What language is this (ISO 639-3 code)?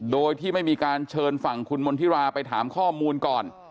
tha